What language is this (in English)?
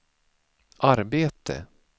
Swedish